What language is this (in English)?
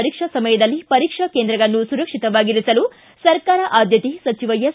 Kannada